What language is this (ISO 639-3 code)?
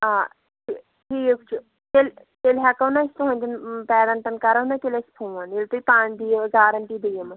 kas